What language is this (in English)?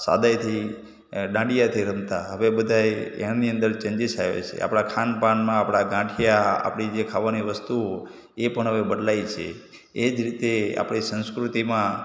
Gujarati